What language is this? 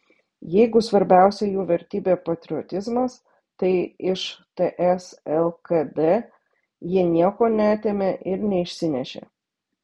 Lithuanian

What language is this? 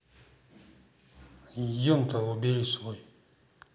Russian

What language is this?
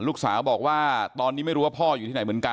Thai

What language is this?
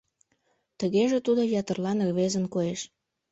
Mari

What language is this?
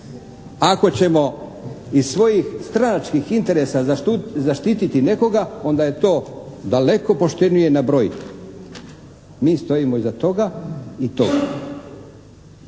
Croatian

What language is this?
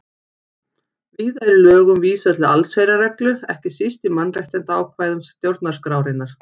Icelandic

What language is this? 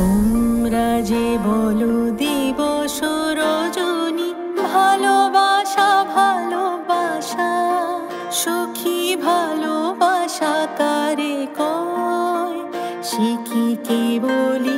Bangla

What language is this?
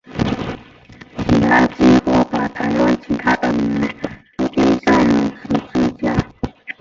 Chinese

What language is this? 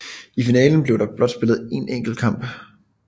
Danish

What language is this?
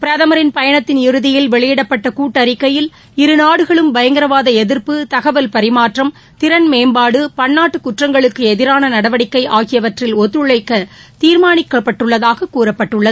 Tamil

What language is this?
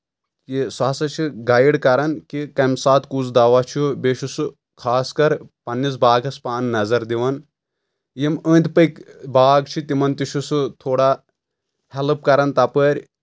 Kashmiri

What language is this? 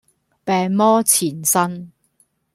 Cantonese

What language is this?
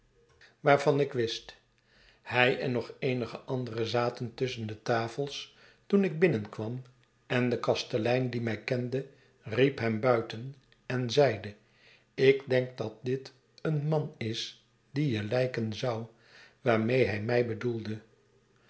Dutch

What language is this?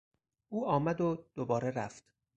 Persian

